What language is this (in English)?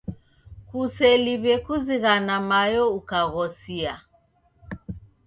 Taita